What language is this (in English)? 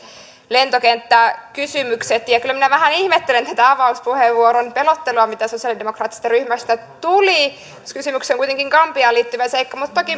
Finnish